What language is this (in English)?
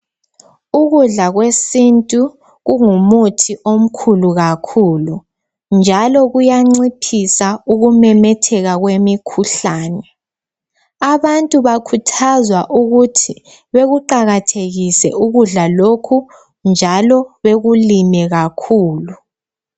North Ndebele